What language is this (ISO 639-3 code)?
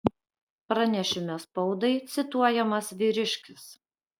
lit